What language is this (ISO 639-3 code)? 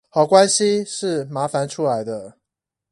zho